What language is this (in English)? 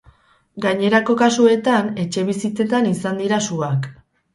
Basque